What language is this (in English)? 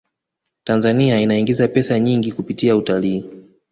Swahili